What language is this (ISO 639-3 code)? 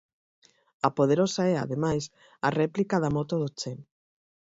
glg